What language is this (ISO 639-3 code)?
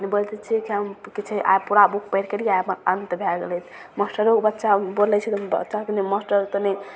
mai